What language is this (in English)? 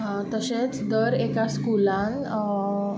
Konkani